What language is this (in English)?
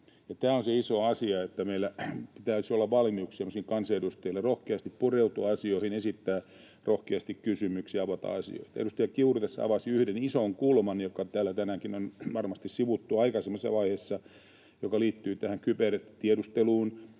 Finnish